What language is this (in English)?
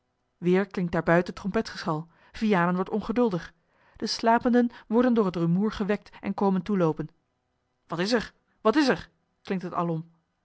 Dutch